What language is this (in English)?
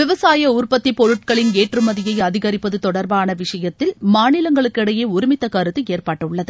Tamil